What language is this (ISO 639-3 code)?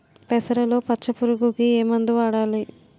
tel